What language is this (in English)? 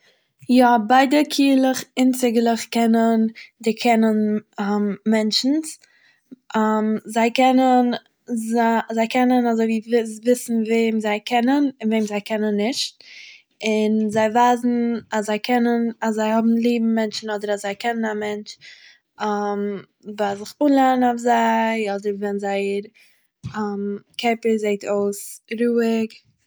Yiddish